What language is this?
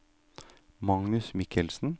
Norwegian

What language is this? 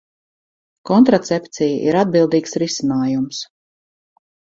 Latvian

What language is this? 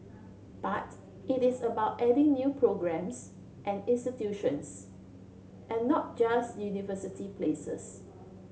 English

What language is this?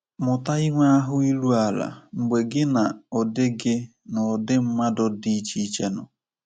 Igbo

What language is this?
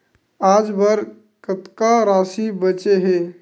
Chhattisgarhi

